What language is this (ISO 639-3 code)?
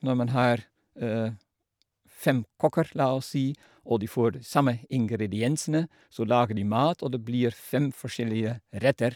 nor